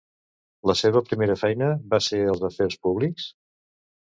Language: Catalan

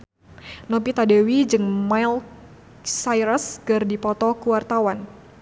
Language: Sundanese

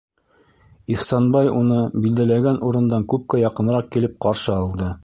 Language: Bashkir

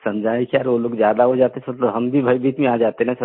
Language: Hindi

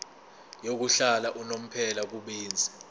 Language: Zulu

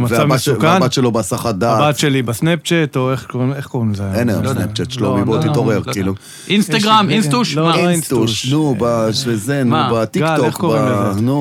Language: Hebrew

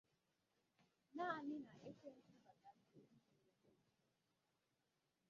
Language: Igbo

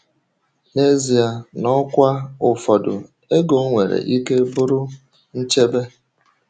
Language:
Igbo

